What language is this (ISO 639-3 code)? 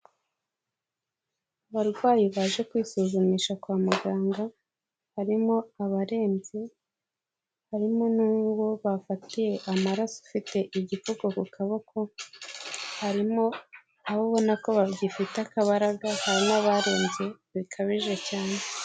kin